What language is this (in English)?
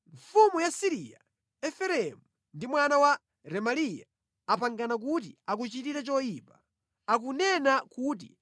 Nyanja